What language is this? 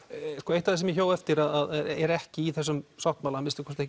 Icelandic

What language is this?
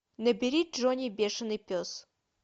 Russian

